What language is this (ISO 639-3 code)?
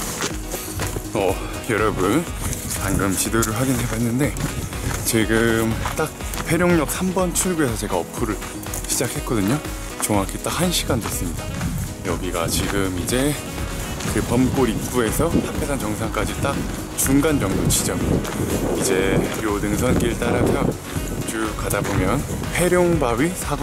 kor